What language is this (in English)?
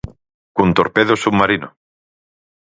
Galician